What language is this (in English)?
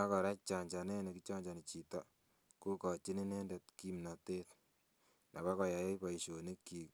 Kalenjin